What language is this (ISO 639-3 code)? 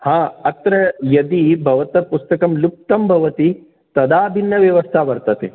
san